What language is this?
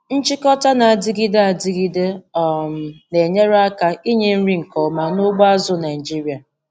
Igbo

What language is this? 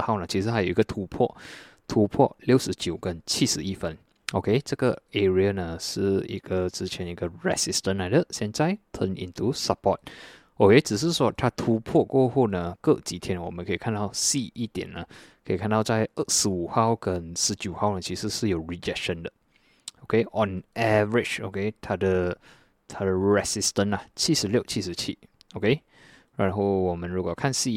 Chinese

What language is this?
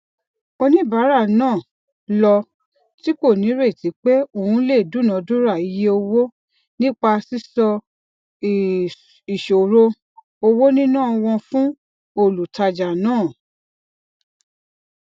Yoruba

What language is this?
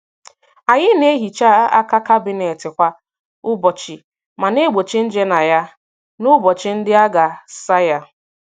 Igbo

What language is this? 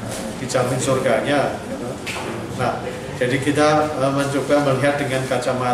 Indonesian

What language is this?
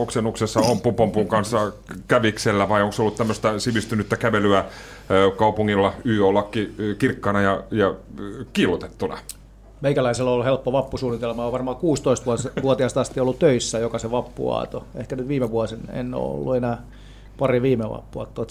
Finnish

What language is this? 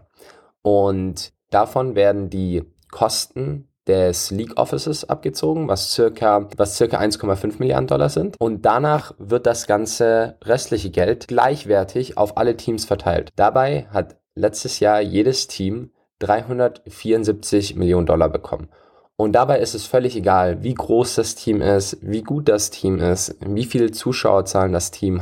German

